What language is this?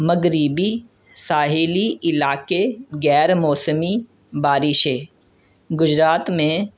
Urdu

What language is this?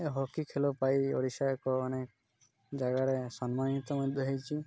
Odia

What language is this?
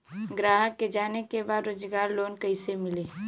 Bhojpuri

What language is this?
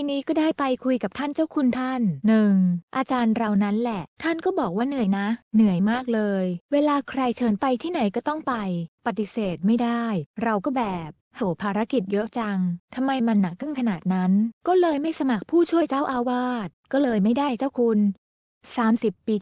Thai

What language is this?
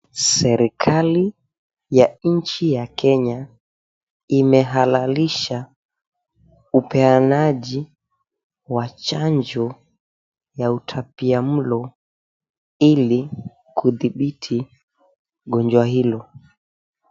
Swahili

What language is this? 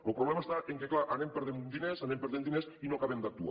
Catalan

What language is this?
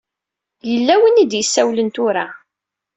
Kabyle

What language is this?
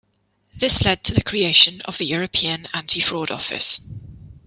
English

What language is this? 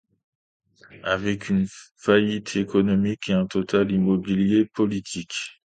French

